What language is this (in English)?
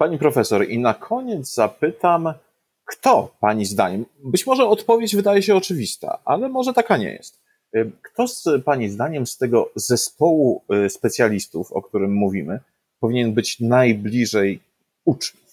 Polish